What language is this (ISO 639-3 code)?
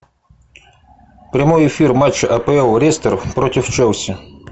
rus